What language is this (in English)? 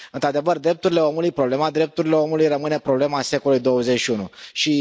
Romanian